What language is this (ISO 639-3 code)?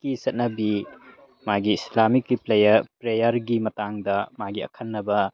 mni